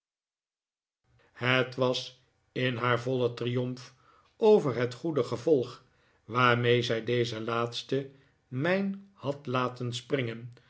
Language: Dutch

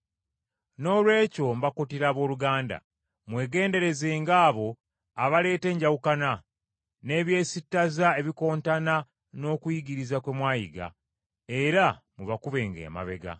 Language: Ganda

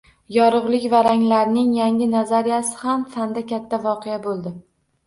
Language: Uzbek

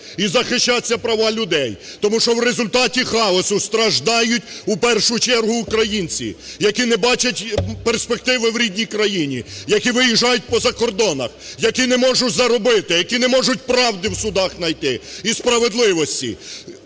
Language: Ukrainian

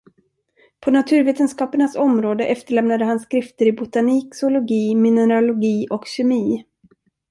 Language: Swedish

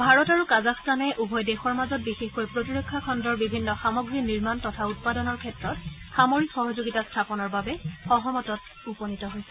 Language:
Assamese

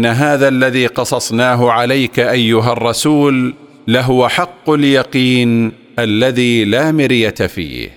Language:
Arabic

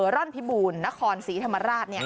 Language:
Thai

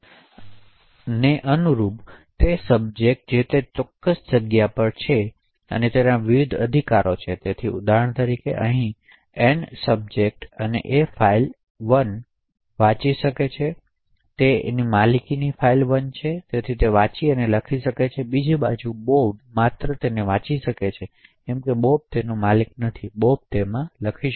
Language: Gujarati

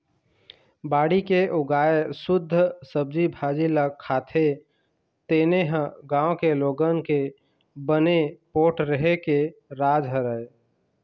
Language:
Chhattisgarhi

